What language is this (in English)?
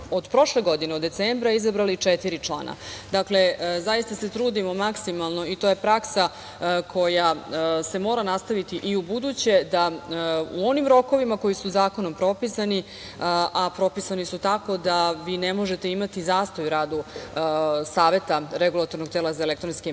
Serbian